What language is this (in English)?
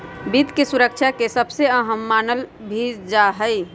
Magahi